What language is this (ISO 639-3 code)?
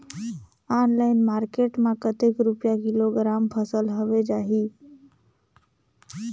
hne